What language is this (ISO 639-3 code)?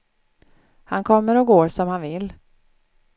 swe